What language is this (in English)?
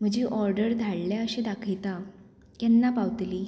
Konkani